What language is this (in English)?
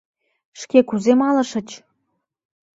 Mari